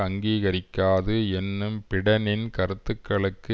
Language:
Tamil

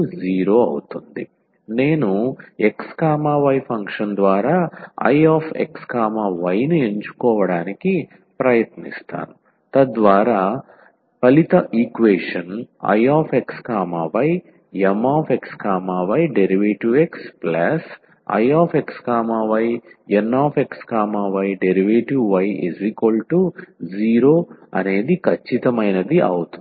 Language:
Telugu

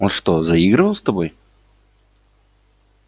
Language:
Russian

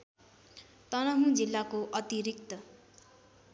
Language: Nepali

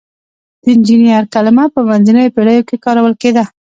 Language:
Pashto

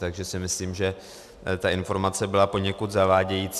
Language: Czech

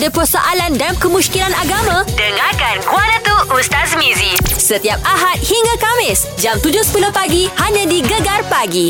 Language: Malay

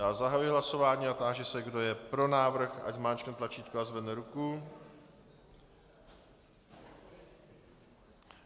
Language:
Czech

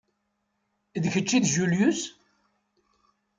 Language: Kabyle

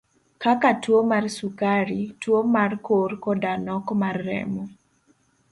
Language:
Luo (Kenya and Tanzania)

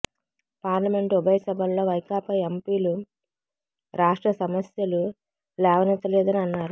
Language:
Telugu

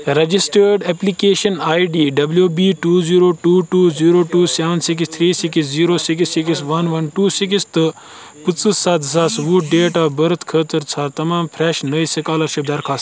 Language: Kashmiri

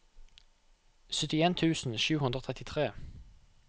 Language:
Norwegian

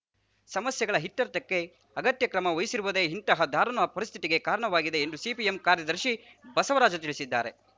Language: Kannada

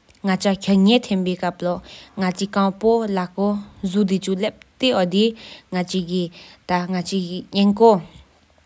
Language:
Sikkimese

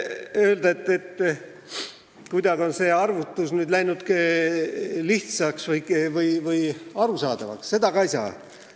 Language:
Estonian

